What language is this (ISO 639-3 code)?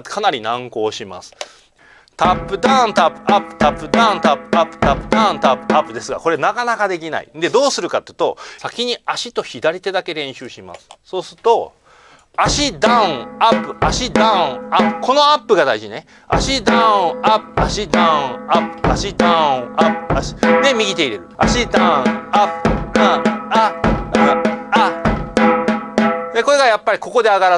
jpn